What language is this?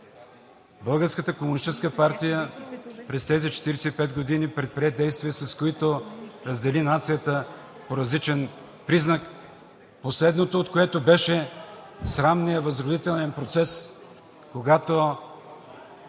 Bulgarian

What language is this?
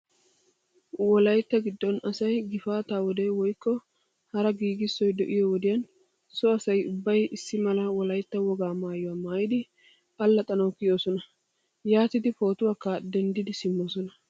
Wolaytta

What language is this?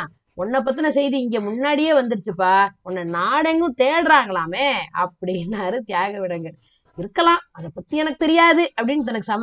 Tamil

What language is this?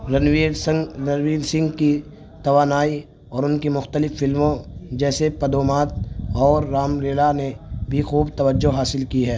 Urdu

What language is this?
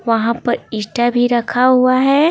Hindi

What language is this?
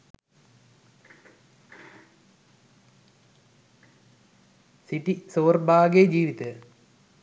Sinhala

